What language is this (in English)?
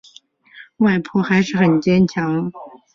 Chinese